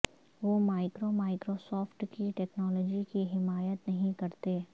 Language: Urdu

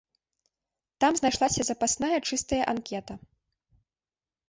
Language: Belarusian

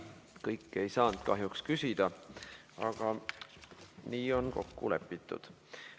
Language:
Estonian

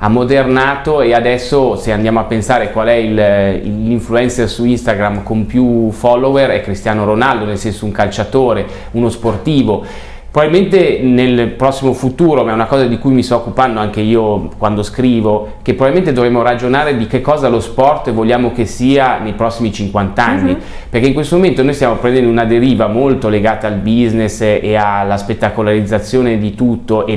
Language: Italian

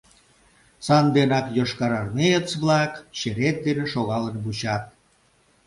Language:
Mari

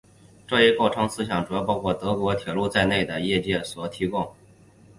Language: Chinese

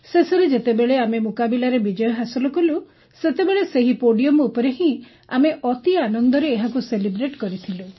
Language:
Odia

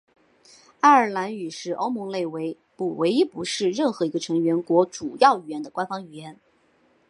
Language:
Chinese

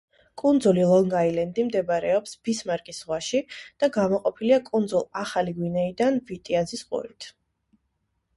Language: Georgian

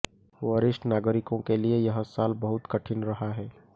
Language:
Hindi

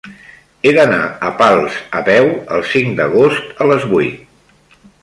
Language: Catalan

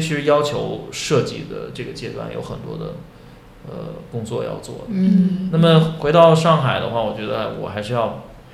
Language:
Chinese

